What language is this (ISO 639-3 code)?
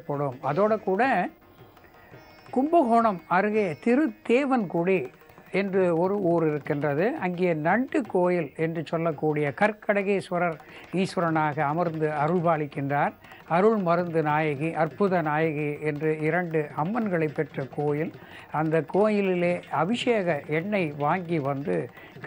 tam